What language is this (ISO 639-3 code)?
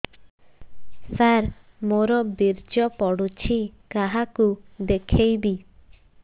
ori